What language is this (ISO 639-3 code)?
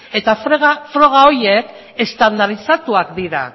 eus